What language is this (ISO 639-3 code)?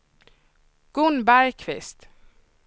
swe